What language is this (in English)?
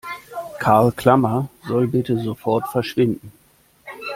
German